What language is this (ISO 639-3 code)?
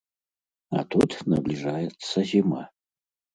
bel